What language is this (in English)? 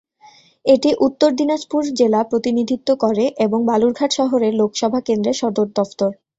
Bangla